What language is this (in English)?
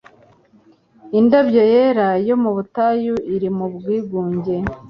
Kinyarwanda